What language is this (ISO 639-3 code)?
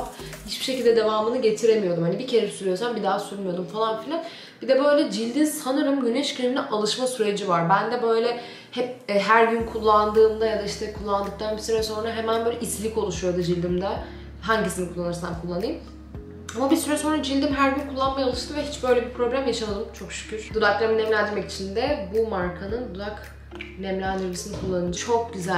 tur